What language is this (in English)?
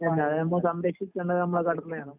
Malayalam